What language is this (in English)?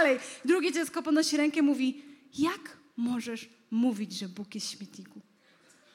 Polish